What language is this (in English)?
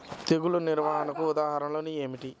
Telugu